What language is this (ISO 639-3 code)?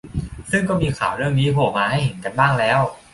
tha